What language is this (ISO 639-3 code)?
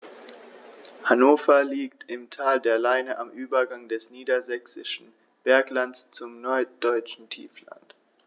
deu